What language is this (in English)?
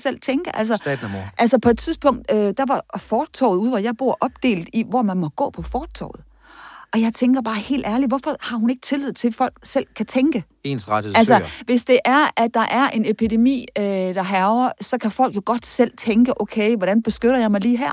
Danish